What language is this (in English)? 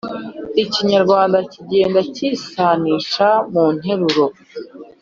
Kinyarwanda